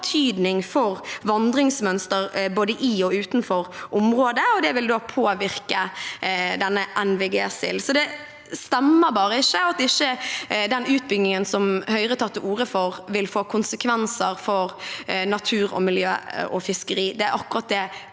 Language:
Norwegian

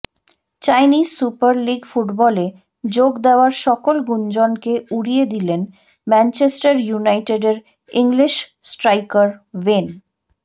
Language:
Bangla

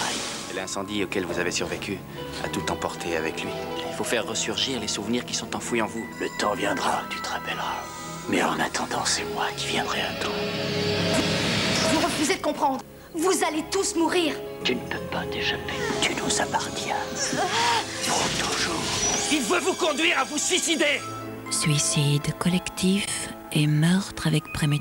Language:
French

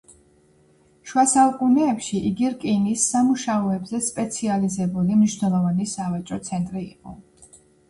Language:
Georgian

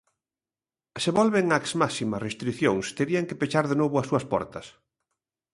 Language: Galician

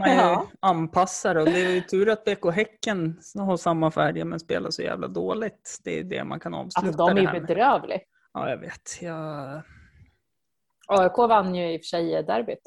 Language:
Swedish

